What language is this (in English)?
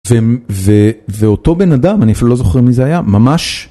Hebrew